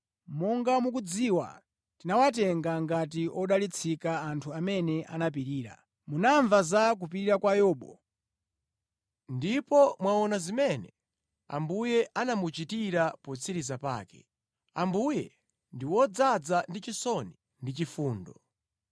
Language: Nyanja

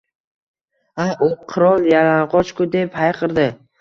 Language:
Uzbek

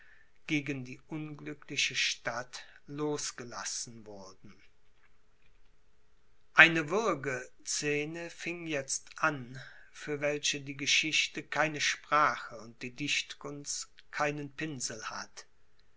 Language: German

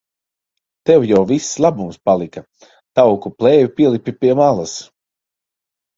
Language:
Latvian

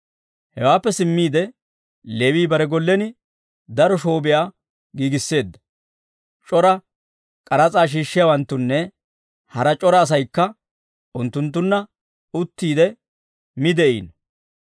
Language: Dawro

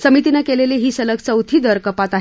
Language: Marathi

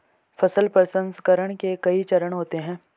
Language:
Hindi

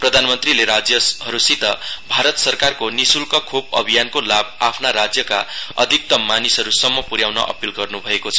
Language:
Nepali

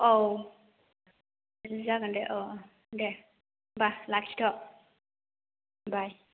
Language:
Bodo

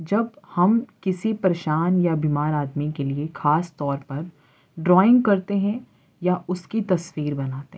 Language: Urdu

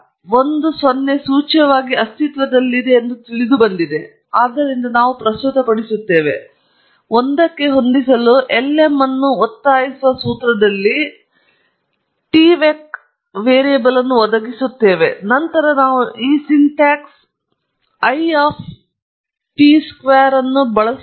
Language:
Kannada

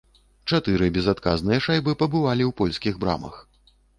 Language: Belarusian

